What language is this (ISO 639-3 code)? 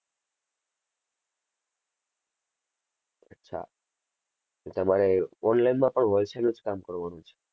guj